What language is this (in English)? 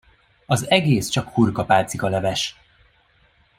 Hungarian